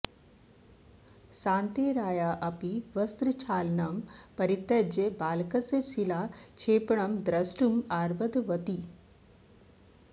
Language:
Sanskrit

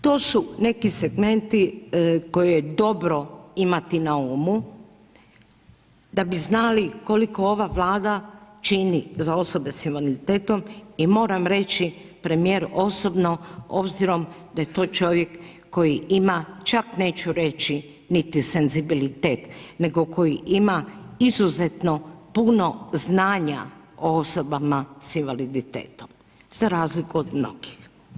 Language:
Croatian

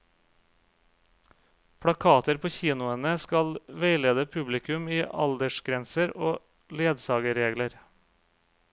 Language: Norwegian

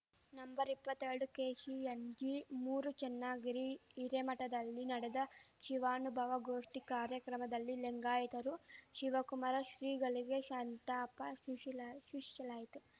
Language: Kannada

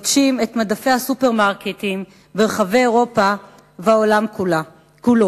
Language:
Hebrew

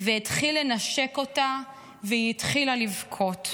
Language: Hebrew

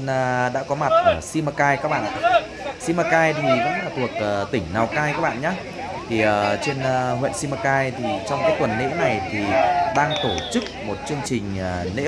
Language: Vietnamese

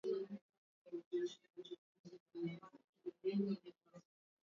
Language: Swahili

